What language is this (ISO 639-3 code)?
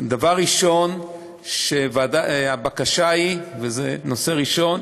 heb